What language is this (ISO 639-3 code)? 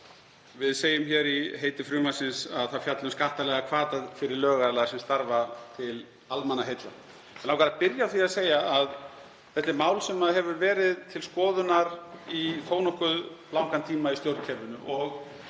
isl